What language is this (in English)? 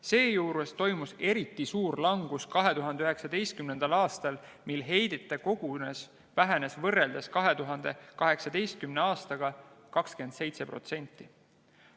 Estonian